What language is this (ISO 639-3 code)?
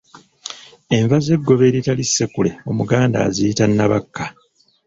lug